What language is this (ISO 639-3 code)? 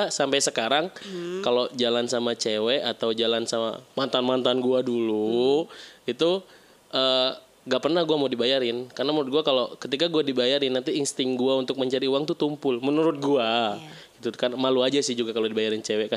ind